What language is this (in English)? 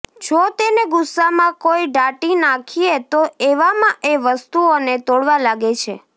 Gujarati